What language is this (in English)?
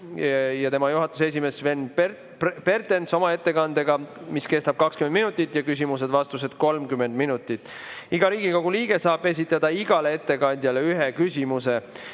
Estonian